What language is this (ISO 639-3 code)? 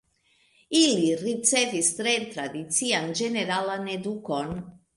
epo